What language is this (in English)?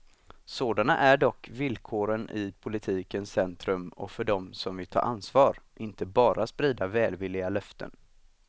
Swedish